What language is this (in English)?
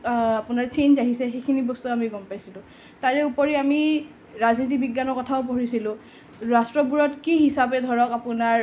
Assamese